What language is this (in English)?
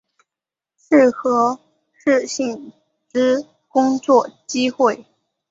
Chinese